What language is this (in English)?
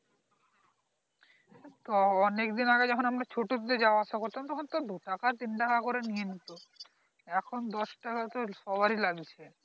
Bangla